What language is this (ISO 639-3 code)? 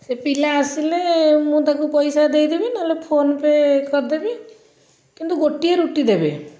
ori